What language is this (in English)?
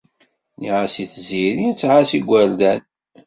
Kabyle